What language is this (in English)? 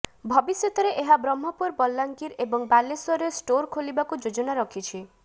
Odia